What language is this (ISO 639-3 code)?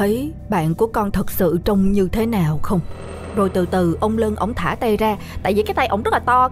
vie